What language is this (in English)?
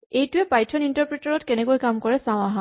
Assamese